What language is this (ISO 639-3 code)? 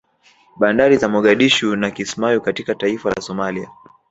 swa